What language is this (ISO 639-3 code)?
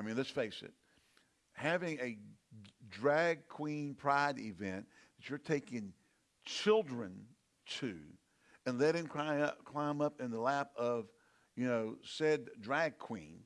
eng